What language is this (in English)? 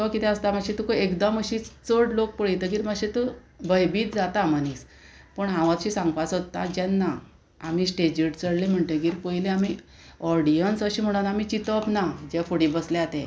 Konkani